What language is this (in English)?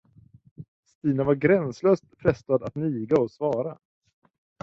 Swedish